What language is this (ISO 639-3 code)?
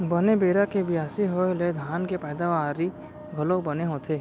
hne